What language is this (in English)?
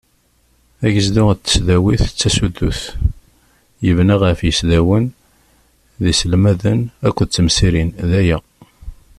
Kabyle